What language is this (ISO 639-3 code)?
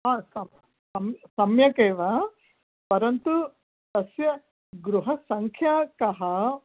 san